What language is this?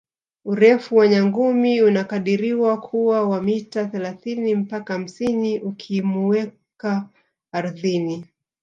Swahili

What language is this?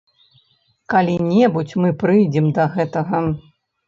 Belarusian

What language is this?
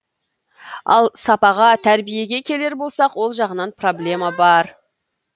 Kazakh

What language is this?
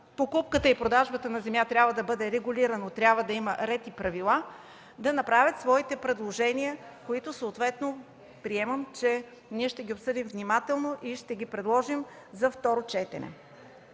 Bulgarian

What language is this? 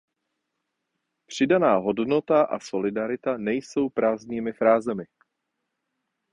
Czech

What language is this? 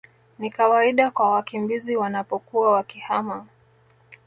Swahili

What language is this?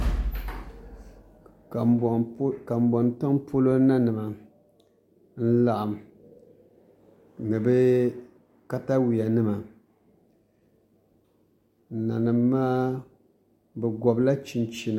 Dagbani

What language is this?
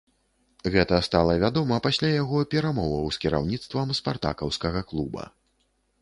Belarusian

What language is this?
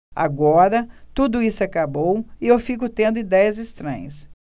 Portuguese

